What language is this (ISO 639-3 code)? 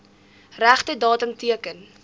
afr